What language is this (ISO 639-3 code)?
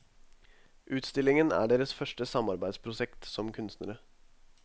nor